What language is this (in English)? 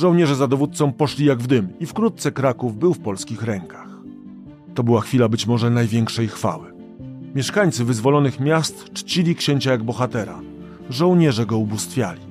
Polish